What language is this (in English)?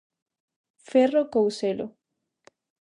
Galician